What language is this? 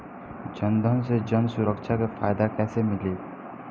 Bhojpuri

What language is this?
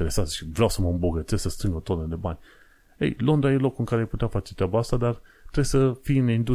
Romanian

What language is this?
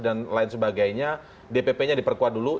Indonesian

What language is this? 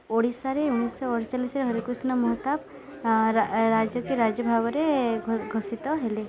Odia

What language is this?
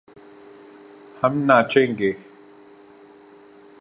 Urdu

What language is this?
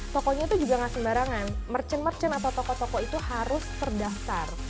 Indonesian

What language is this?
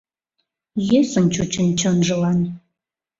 Mari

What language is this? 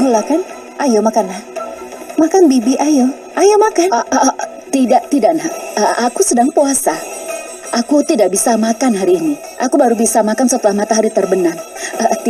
Indonesian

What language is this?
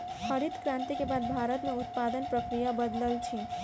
Maithili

